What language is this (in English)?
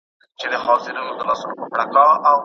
Pashto